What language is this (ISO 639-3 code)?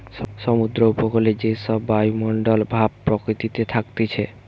ben